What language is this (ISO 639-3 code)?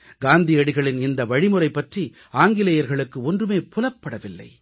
tam